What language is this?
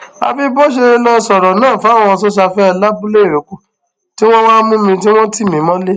Yoruba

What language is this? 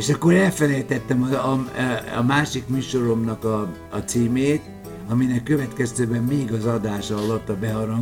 Hungarian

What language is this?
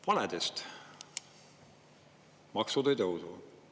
Estonian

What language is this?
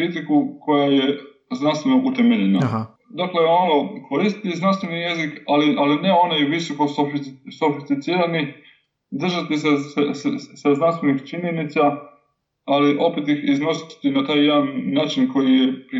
Croatian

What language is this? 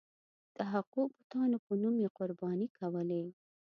Pashto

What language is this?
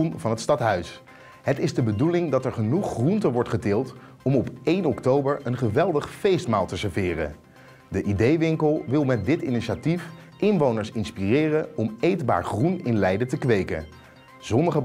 Dutch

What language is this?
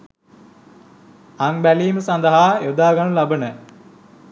Sinhala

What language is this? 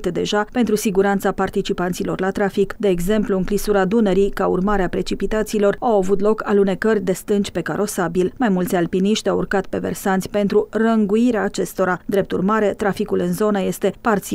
Romanian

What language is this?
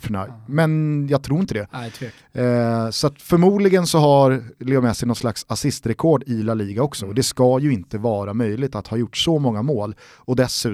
Swedish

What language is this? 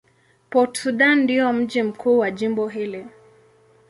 Swahili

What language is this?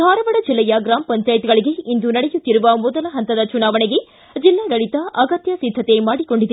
Kannada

